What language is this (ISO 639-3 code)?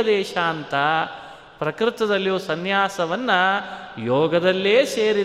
kan